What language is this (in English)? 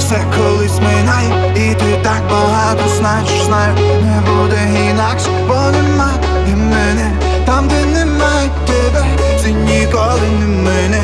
Ukrainian